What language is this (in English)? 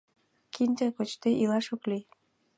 Mari